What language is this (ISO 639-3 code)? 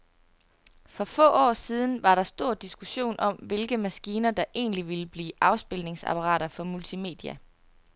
dan